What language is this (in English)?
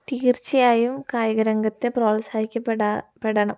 Malayalam